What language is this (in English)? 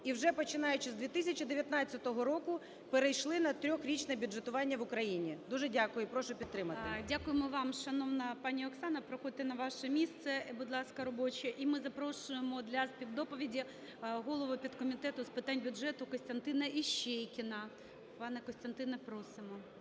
Ukrainian